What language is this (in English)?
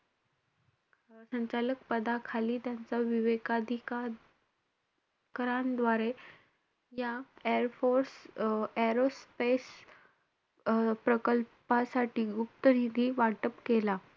Marathi